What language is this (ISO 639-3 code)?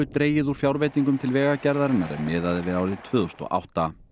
isl